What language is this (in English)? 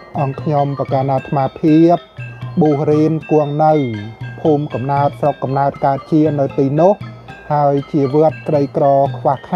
Thai